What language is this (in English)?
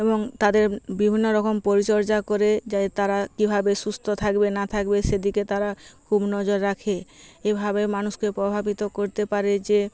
Bangla